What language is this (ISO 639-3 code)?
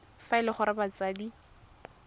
tsn